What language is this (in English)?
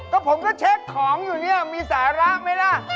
Thai